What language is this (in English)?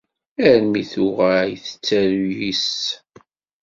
Kabyle